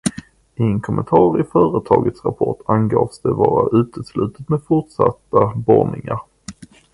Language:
Swedish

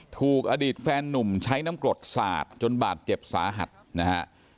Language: Thai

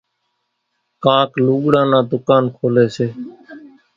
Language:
Kachi Koli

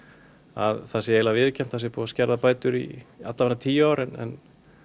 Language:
Icelandic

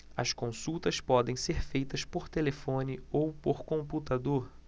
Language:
Portuguese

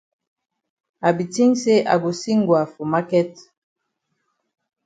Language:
Cameroon Pidgin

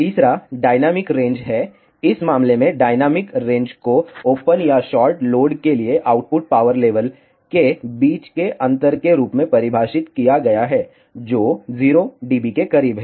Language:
Hindi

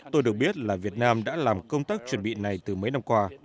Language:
Vietnamese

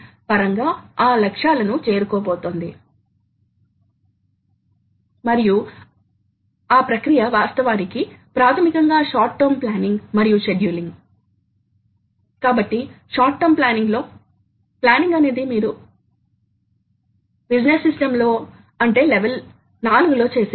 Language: Telugu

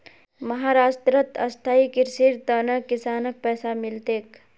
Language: Magahi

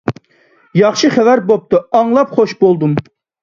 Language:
Uyghur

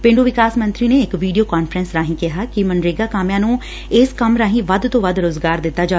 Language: Punjabi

